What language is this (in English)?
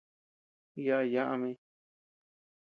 Tepeuxila Cuicatec